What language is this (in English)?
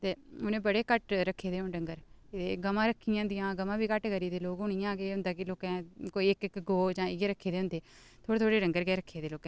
Dogri